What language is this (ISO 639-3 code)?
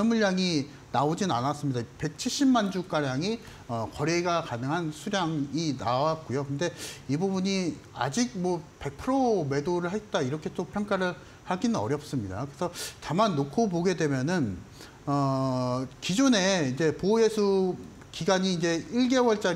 kor